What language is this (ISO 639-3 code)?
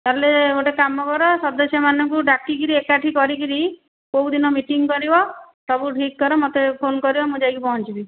ori